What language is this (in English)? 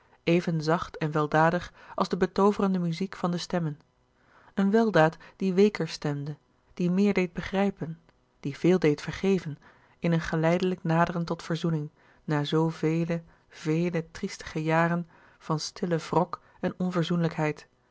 Dutch